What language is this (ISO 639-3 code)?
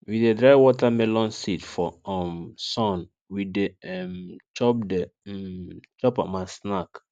pcm